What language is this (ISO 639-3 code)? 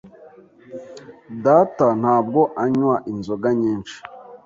kin